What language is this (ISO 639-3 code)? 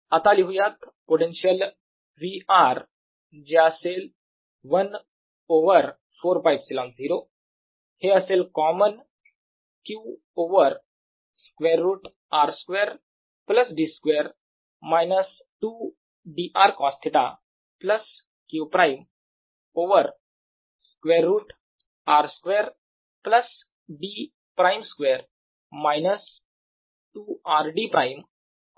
mar